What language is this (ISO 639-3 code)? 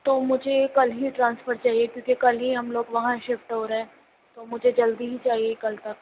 urd